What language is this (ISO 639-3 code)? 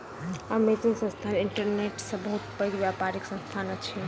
mai